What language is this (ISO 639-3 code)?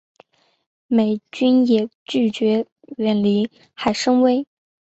zho